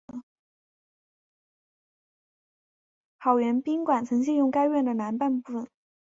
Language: Chinese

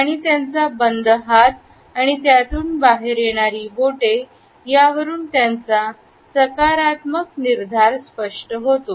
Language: Marathi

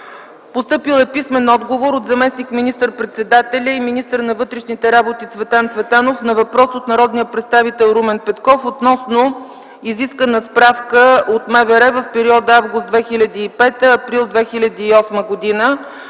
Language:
Bulgarian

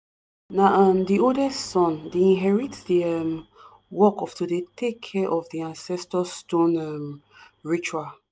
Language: Nigerian Pidgin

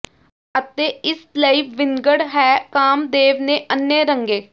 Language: Punjabi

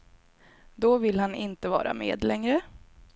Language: Swedish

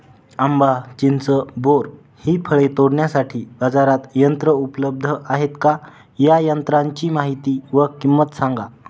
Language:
Marathi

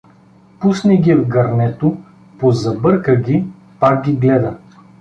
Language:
Bulgarian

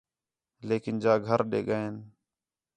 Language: Khetrani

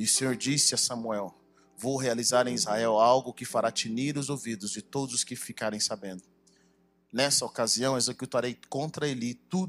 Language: Portuguese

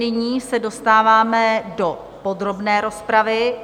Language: Czech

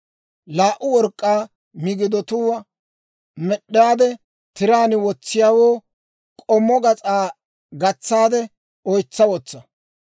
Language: Dawro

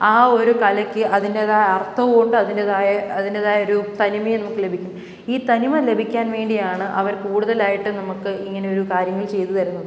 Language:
Malayalam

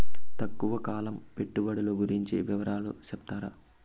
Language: Telugu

